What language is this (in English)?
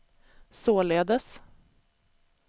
Swedish